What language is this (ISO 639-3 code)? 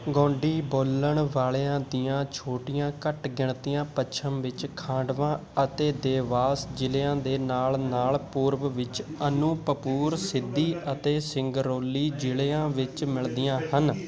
pan